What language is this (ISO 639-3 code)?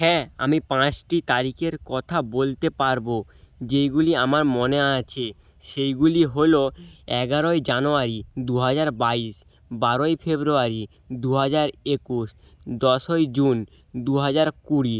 ben